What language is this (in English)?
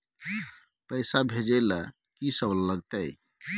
Maithili